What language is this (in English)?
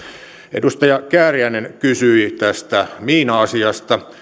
Finnish